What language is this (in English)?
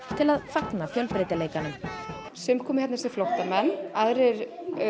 Icelandic